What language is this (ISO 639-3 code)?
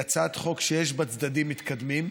heb